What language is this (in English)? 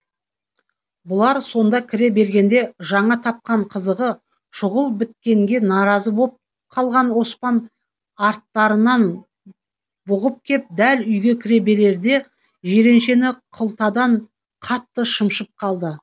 Kazakh